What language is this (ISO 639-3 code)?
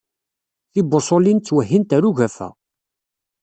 kab